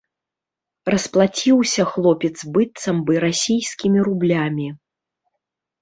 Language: Belarusian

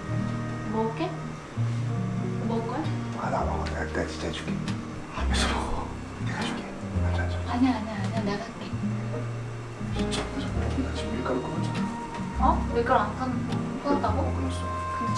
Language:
Korean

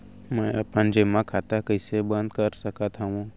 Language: Chhattisgarhi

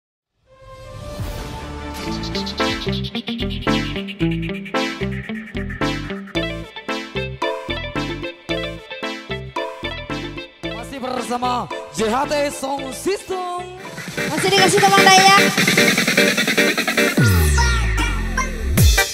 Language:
Indonesian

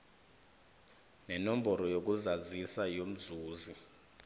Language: South Ndebele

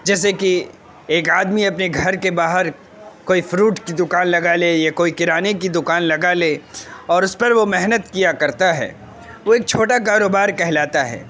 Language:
Urdu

